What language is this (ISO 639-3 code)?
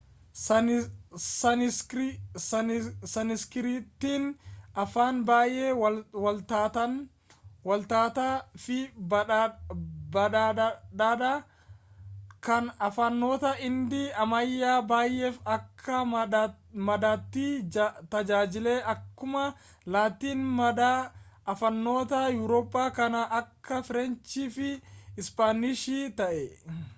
orm